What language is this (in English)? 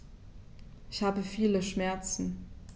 German